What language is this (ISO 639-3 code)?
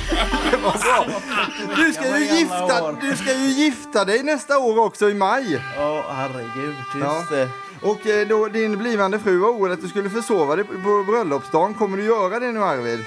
swe